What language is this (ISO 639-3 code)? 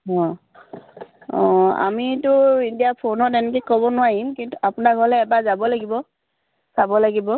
asm